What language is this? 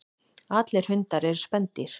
Icelandic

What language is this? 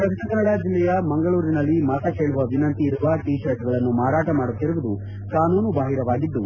Kannada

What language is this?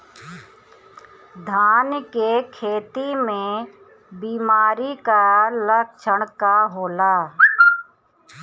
Bhojpuri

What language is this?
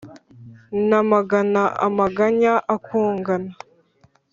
Kinyarwanda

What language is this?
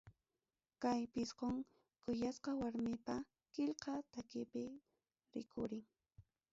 Ayacucho Quechua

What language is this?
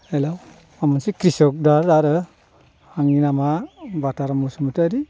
Bodo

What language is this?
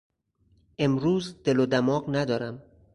Persian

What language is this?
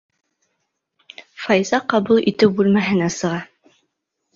Bashkir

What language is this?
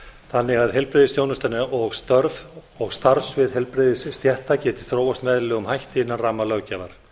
Icelandic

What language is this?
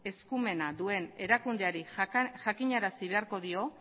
Basque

